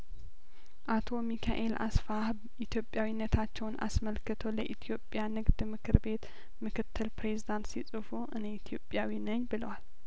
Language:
Amharic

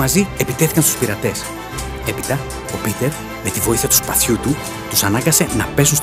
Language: Greek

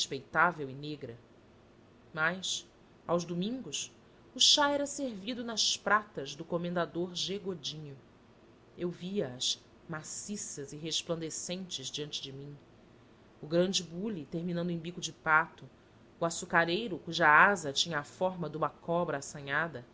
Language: Portuguese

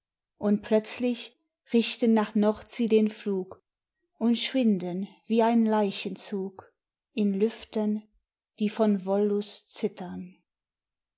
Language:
German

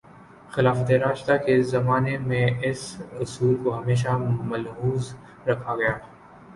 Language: Urdu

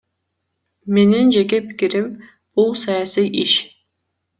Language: Kyrgyz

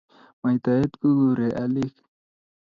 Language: Kalenjin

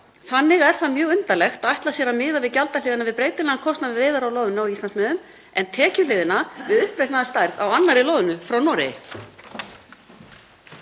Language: Icelandic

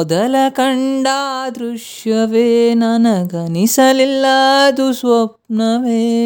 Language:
Kannada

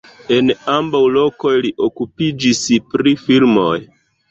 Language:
Esperanto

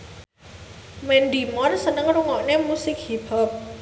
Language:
Javanese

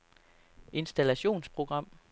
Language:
Danish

